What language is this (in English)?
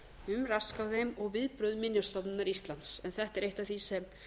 Icelandic